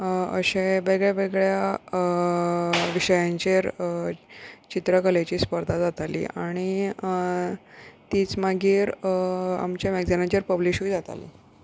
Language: Konkani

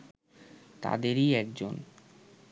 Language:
Bangla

